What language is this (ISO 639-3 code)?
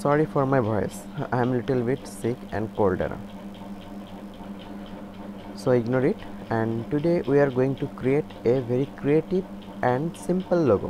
eng